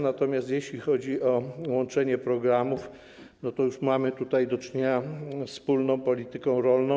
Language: Polish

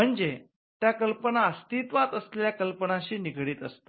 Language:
Marathi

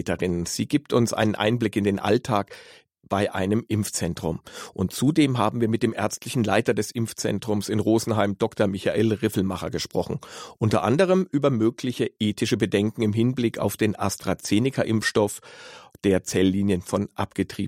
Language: German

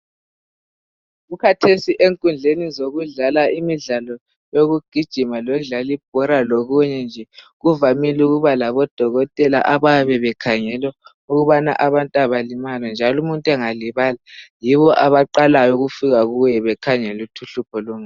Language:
North Ndebele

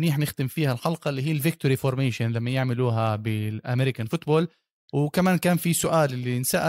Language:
Arabic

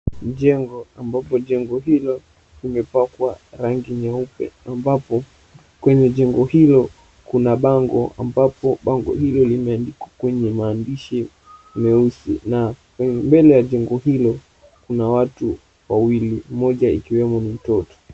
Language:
Swahili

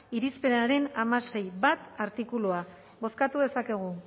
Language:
Basque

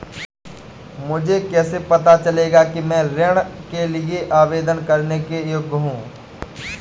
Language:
Hindi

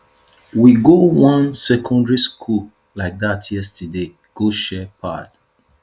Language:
Nigerian Pidgin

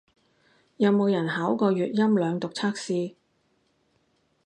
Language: Cantonese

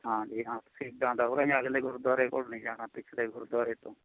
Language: Punjabi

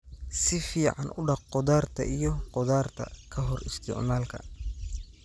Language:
Somali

